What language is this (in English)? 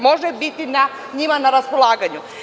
Serbian